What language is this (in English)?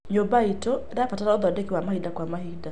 Kikuyu